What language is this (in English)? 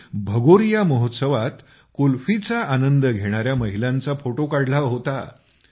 Marathi